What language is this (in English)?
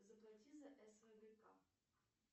Russian